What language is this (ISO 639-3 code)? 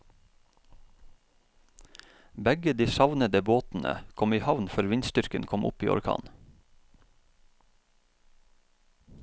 nor